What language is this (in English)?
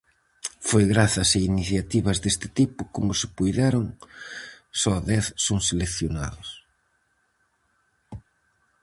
Galician